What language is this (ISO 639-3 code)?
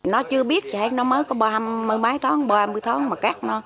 vie